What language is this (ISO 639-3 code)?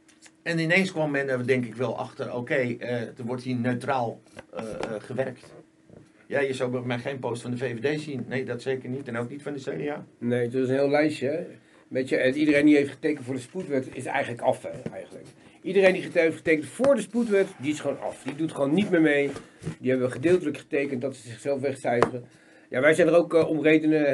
nld